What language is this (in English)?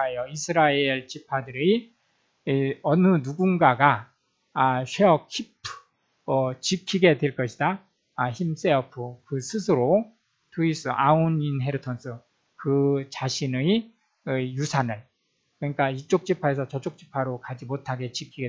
Korean